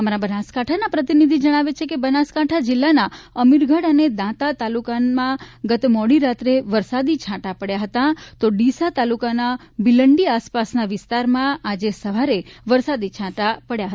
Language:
Gujarati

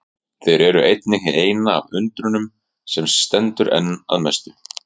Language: Icelandic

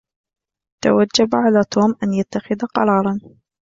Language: Arabic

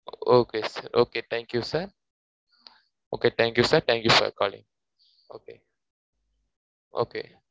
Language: Tamil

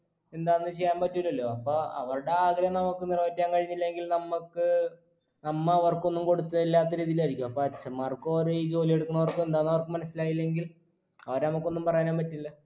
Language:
Malayalam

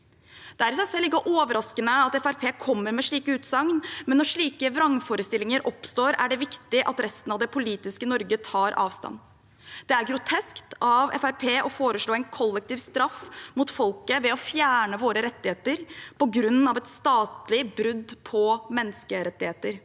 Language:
Norwegian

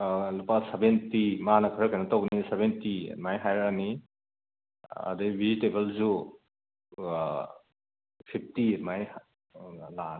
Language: Manipuri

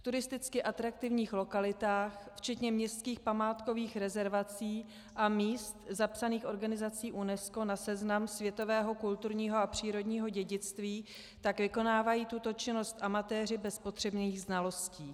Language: Czech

